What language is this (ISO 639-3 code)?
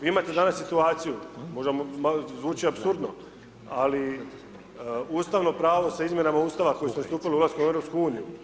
hrv